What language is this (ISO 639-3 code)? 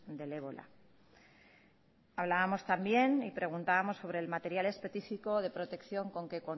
spa